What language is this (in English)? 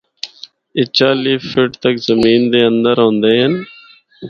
Northern Hindko